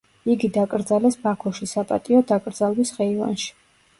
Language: Georgian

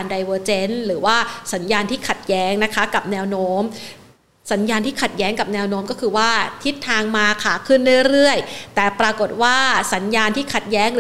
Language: Thai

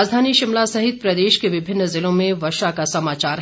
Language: Hindi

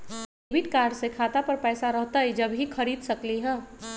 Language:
Magahi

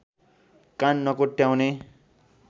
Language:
Nepali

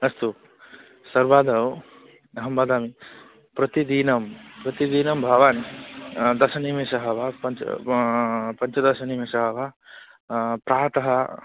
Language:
Sanskrit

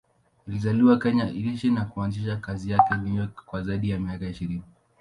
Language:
Swahili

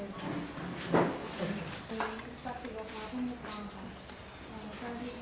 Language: Thai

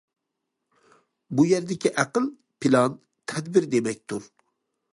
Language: Uyghur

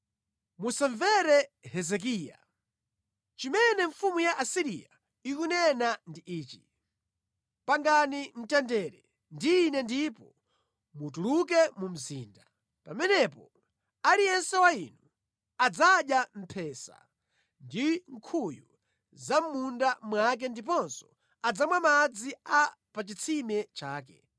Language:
Nyanja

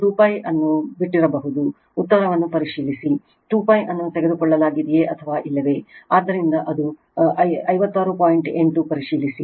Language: Kannada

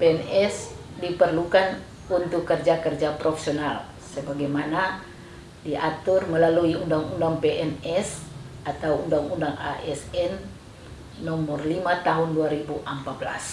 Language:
Indonesian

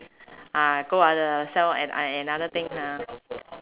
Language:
English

